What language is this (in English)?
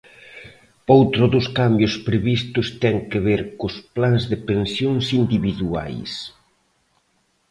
Galician